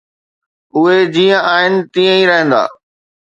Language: Sindhi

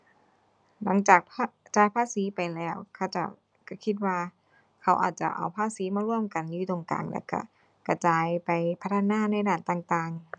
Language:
Thai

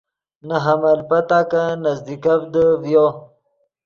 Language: Yidgha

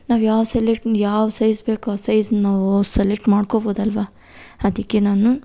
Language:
Kannada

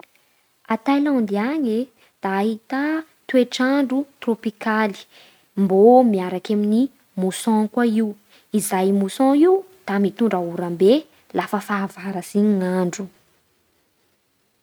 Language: Bara Malagasy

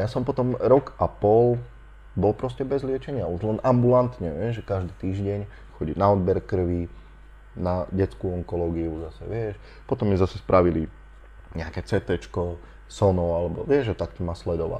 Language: Slovak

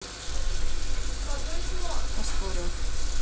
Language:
Russian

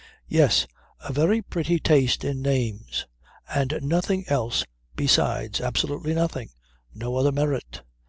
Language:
English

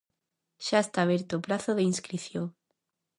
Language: Galician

